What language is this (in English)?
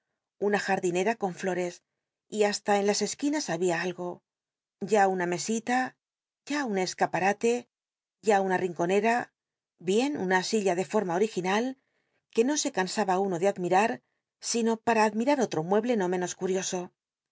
Spanish